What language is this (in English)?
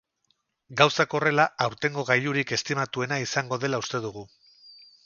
Basque